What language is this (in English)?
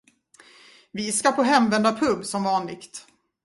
Swedish